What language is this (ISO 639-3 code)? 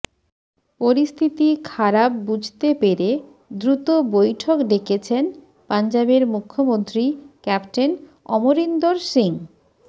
ben